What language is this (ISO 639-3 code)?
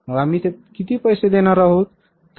mar